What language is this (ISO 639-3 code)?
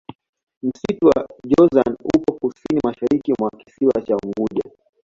swa